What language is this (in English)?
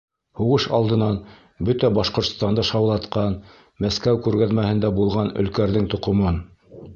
Bashkir